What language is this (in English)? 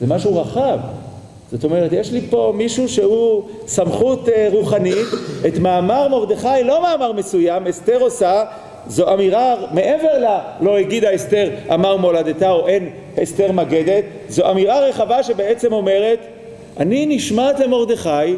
Hebrew